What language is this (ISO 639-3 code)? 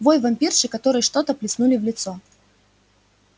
rus